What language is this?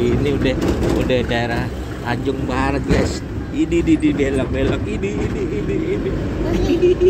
Indonesian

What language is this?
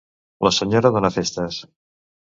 Catalan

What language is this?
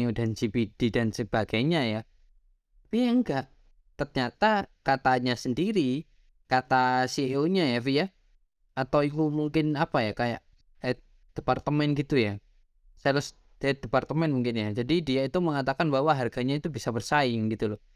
Indonesian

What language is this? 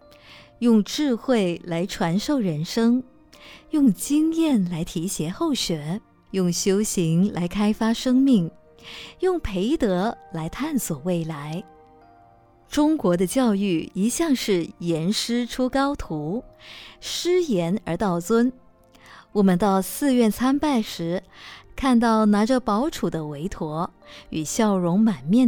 Chinese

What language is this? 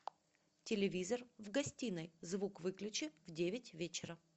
Russian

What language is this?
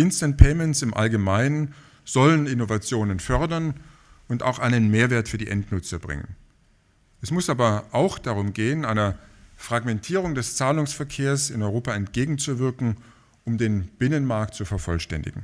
German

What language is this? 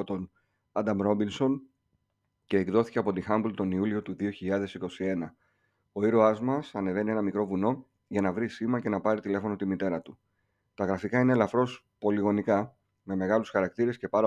Greek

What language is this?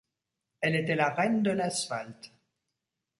French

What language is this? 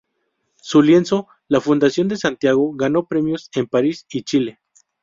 Spanish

